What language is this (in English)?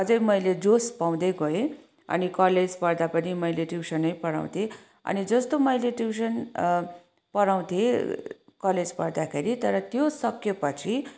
Nepali